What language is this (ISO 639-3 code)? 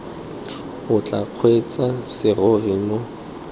tsn